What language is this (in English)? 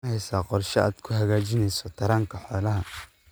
Somali